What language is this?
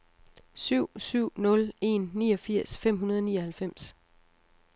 Danish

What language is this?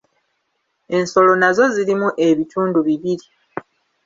Ganda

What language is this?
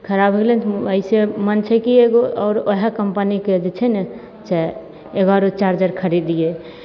Maithili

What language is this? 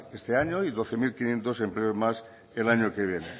Spanish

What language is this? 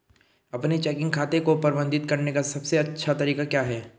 Hindi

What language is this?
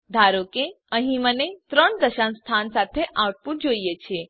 Gujarati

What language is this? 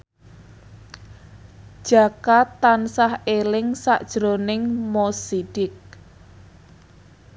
Javanese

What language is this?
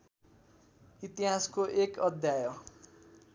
Nepali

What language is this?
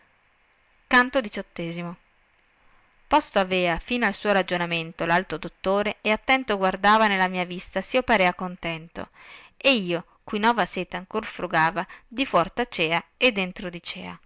Italian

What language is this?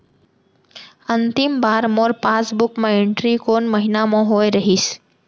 Chhattisgarhi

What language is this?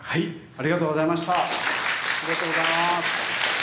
Japanese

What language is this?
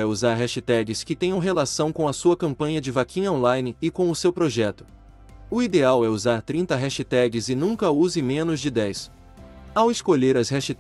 Portuguese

